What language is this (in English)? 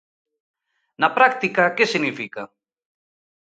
Galician